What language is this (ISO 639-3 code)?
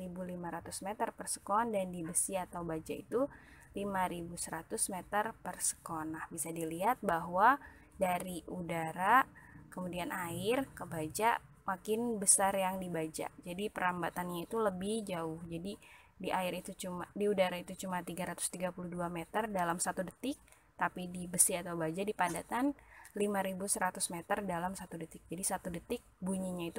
ind